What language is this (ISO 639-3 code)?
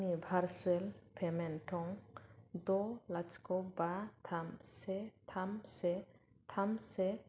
brx